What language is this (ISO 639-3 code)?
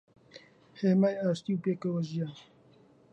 ckb